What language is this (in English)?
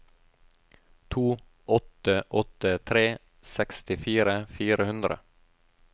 Norwegian